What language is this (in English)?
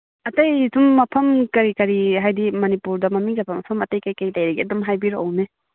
Manipuri